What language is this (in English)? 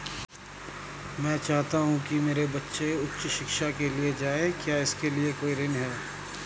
Hindi